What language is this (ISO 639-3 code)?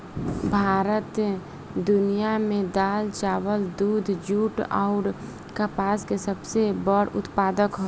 bho